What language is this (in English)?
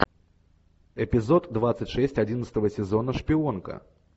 Russian